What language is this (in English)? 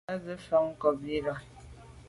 Medumba